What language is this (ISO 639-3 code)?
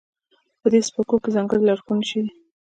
pus